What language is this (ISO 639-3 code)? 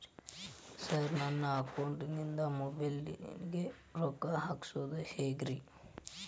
kan